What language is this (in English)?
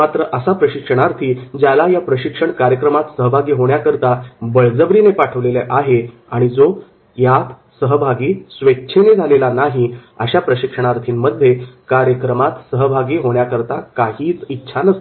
Marathi